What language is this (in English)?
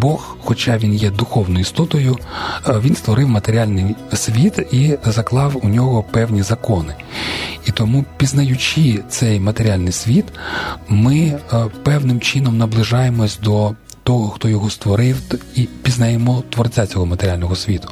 Ukrainian